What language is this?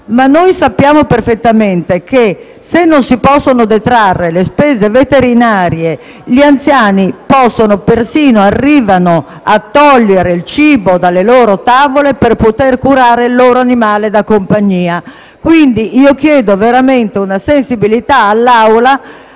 Italian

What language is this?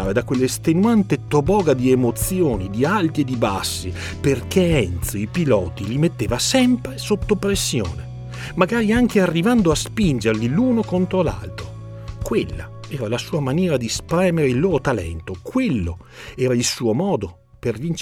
Italian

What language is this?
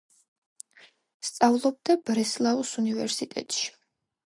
Georgian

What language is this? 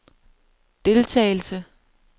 Danish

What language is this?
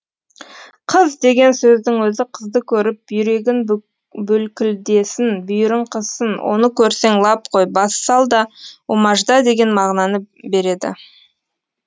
Kazakh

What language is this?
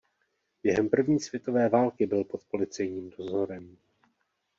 Czech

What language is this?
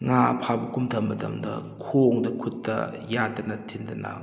Manipuri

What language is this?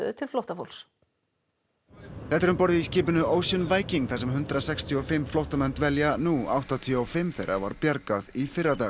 Icelandic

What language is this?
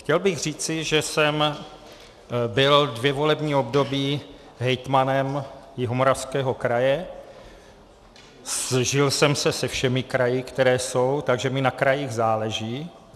Czech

